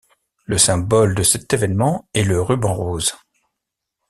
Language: French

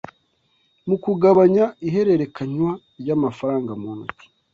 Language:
Kinyarwanda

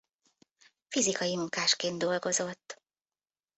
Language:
Hungarian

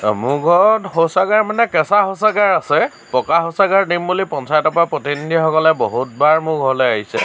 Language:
Assamese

